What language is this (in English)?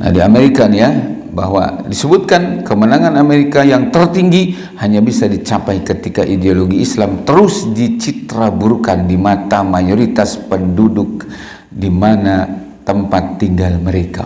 Indonesian